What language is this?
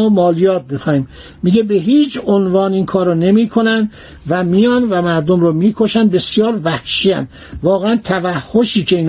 Persian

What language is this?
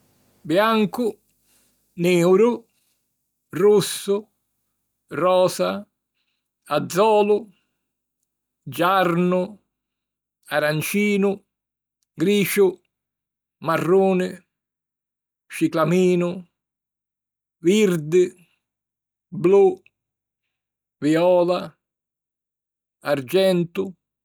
Sicilian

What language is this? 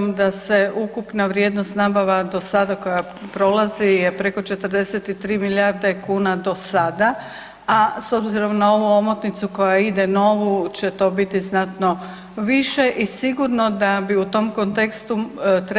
Croatian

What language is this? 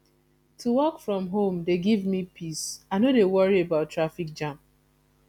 Nigerian Pidgin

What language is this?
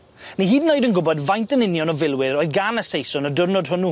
Welsh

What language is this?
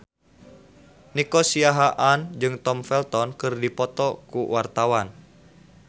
Sundanese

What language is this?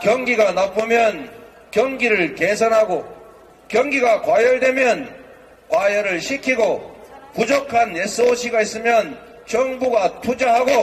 Korean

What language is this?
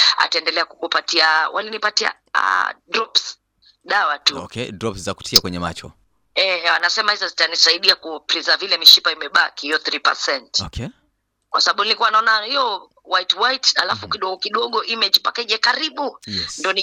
Swahili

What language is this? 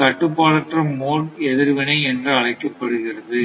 Tamil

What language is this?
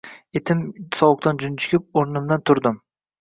Uzbek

